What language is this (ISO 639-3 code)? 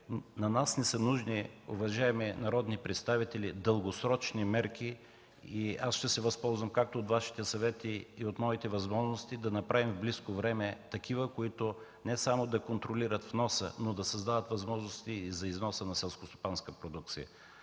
bul